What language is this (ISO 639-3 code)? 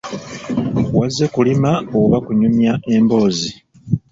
lug